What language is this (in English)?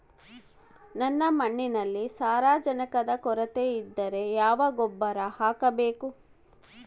Kannada